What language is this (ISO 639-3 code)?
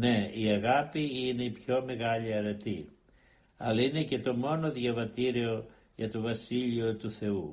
ell